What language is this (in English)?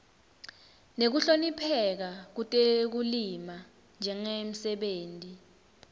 Swati